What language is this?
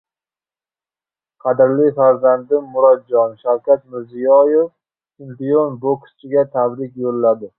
Uzbek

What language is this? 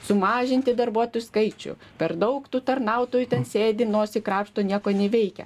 Lithuanian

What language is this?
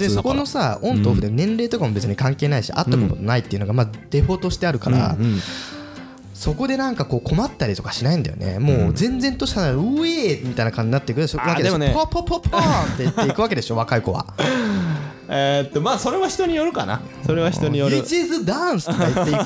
Japanese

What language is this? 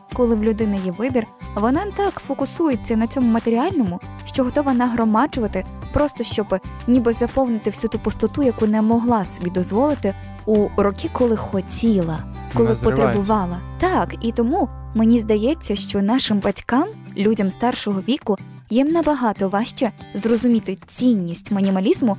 Ukrainian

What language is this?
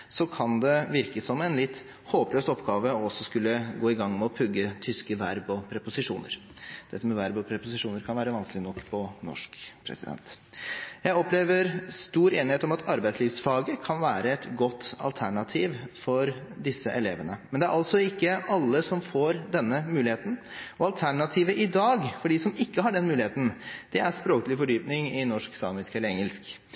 Norwegian Bokmål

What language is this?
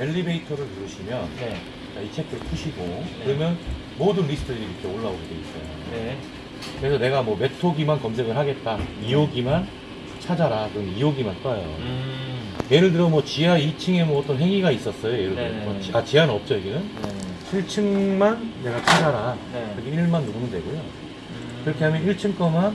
Korean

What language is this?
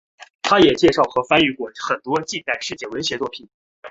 Chinese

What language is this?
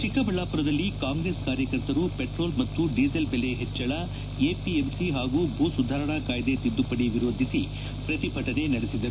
Kannada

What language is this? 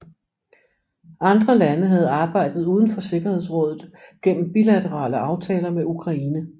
Danish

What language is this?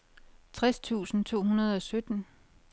Danish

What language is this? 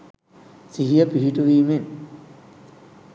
Sinhala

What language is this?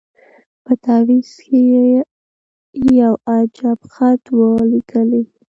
Pashto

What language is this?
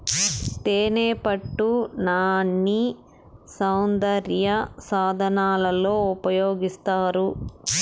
Telugu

